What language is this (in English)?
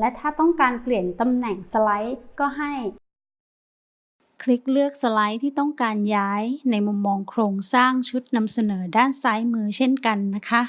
Thai